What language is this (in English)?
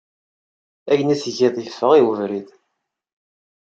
Kabyle